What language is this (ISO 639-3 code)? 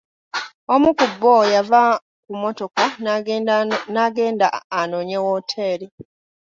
lug